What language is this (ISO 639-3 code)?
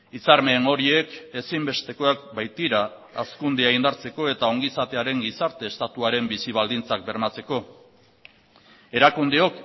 eus